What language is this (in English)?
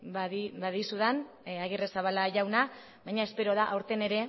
Basque